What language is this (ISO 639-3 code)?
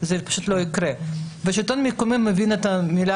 heb